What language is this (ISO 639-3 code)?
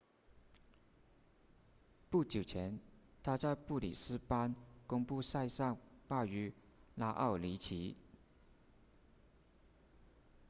zho